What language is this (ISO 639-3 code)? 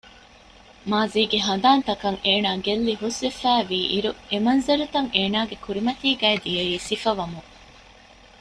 div